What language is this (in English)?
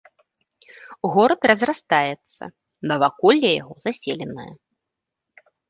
Belarusian